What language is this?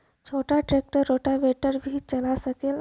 Bhojpuri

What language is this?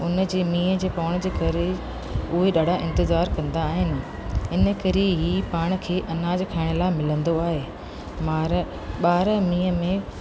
Sindhi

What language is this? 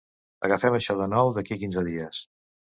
Catalan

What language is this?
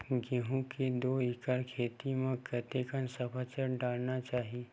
Chhattisgarhi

